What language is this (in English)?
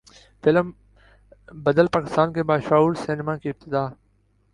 Urdu